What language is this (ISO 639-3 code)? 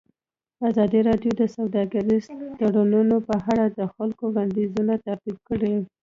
pus